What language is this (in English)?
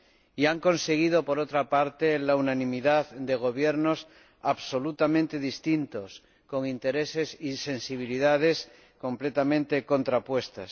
Spanish